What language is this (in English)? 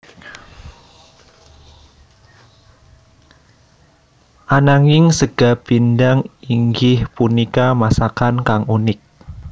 Javanese